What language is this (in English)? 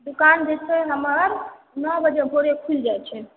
Maithili